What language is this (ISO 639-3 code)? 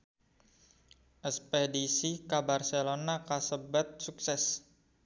sun